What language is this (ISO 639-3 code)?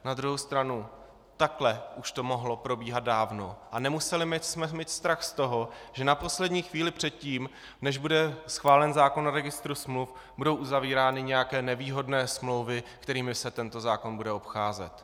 ces